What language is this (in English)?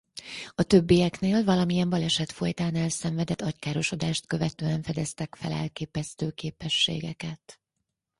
Hungarian